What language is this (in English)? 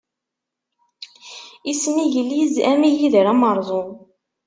Kabyle